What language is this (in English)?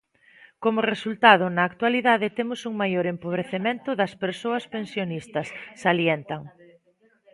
Galician